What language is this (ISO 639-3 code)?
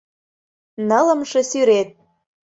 chm